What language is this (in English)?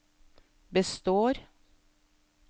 Norwegian